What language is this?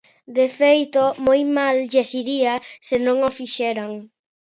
Galician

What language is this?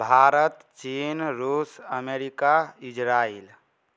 Maithili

